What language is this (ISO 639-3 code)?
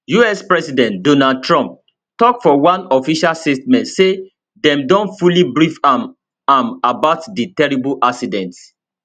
pcm